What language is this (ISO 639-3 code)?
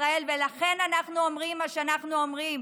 heb